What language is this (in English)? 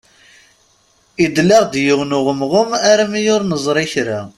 Kabyle